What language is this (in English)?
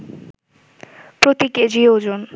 Bangla